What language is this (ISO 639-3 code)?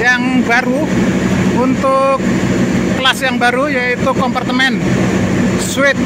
ind